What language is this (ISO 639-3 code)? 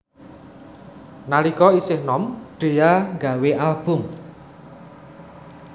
jav